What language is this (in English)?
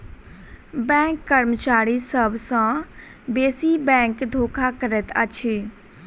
Maithili